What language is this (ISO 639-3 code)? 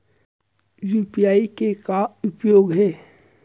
hne